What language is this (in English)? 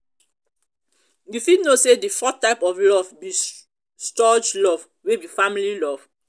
Nigerian Pidgin